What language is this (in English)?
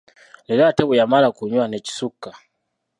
Ganda